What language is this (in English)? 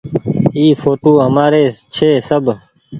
Goaria